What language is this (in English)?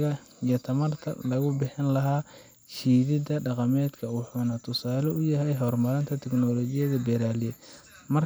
Somali